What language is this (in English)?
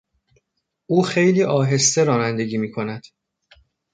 Persian